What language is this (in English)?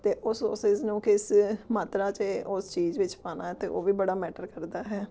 Punjabi